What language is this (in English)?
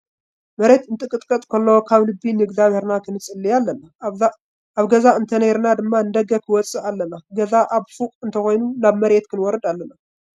Tigrinya